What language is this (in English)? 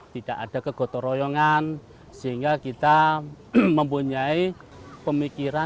Indonesian